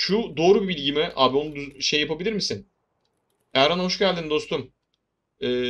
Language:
Turkish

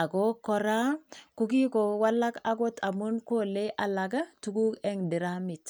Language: Kalenjin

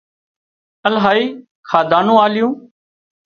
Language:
Wadiyara Koli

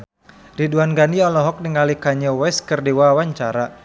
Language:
Sundanese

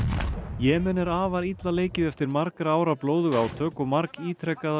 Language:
Icelandic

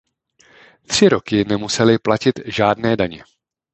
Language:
Czech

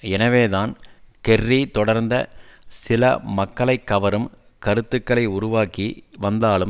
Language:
Tamil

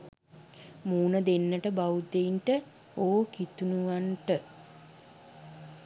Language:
Sinhala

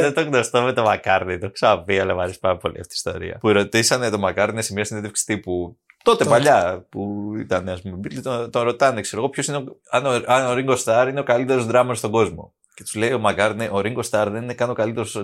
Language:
Greek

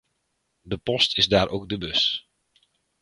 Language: Dutch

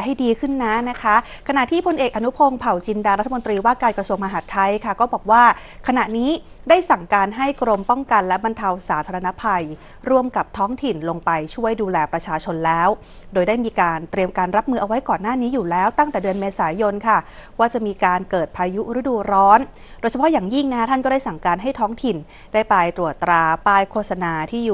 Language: Thai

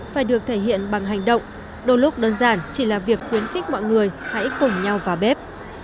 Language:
Vietnamese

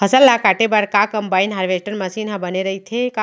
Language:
Chhattisgarhi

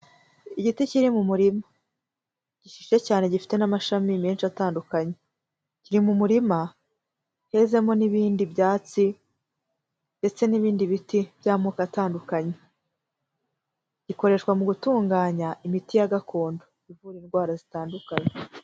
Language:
Kinyarwanda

